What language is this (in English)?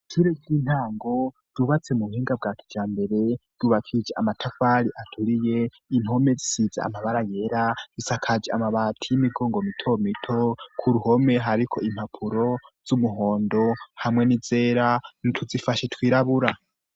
Rundi